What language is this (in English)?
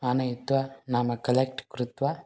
Sanskrit